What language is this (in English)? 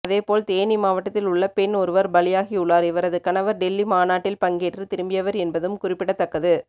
Tamil